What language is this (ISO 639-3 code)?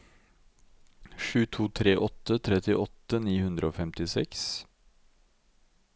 nor